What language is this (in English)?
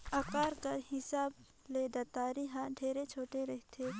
Chhattisgarhi